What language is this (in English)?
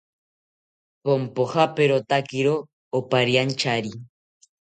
South Ucayali Ashéninka